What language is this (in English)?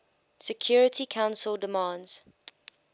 English